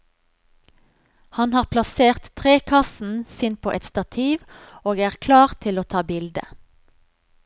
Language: Norwegian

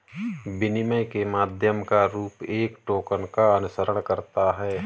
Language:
Hindi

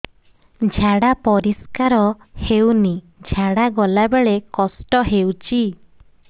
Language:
Odia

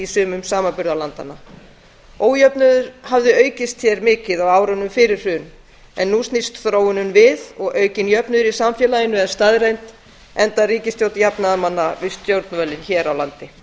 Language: Icelandic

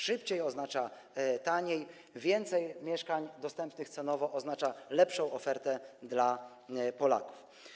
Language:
Polish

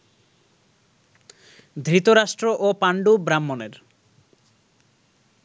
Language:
Bangla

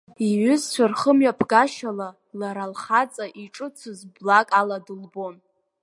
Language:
Abkhazian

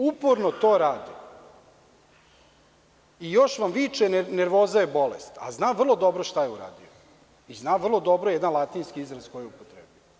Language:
Serbian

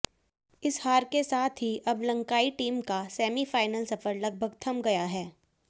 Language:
Hindi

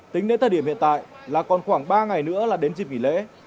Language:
Vietnamese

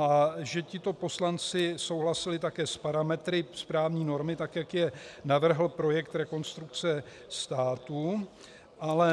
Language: Czech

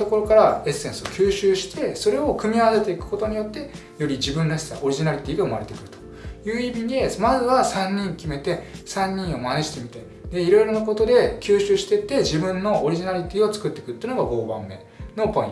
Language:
Japanese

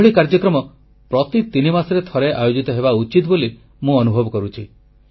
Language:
Odia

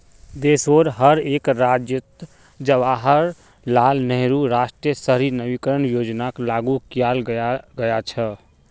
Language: Magahi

